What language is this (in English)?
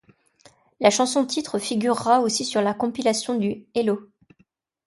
French